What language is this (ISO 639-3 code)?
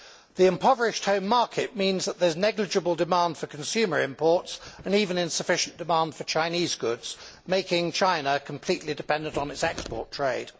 eng